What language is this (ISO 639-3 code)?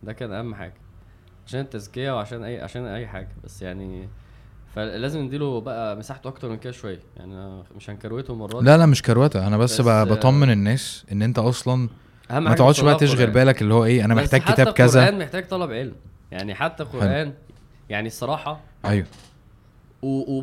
ara